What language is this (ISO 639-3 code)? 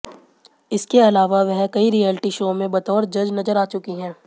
hin